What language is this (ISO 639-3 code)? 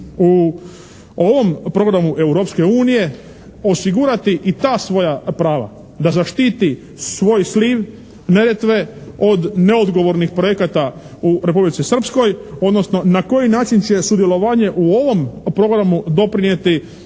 hrv